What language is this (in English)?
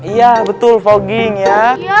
Indonesian